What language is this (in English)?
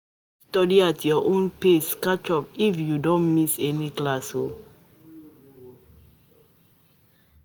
Nigerian Pidgin